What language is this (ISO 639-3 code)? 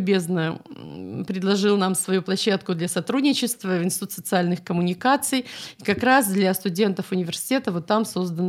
rus